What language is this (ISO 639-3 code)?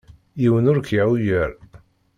kab